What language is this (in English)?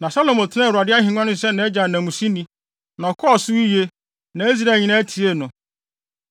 Akan